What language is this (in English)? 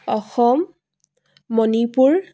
Assamese